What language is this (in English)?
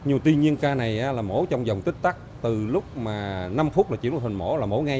Vietnamese